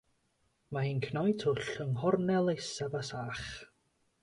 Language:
Welsh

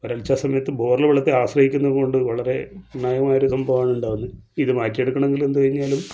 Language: Malayalam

